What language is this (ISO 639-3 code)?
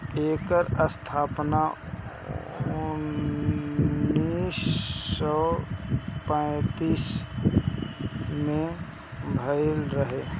bho